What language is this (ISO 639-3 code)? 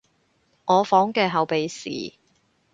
yue